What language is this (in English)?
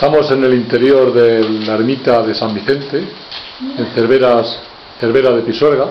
Spanish